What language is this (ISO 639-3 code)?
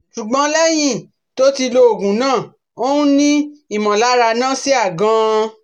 yor